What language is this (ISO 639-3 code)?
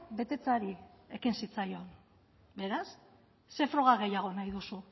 eus